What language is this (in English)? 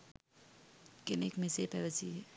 Sinhala